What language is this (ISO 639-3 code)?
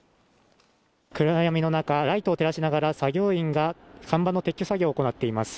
jpn